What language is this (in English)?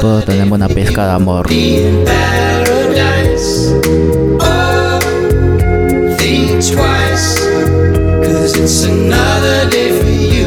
Spanish